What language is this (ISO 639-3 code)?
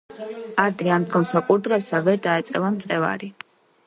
kat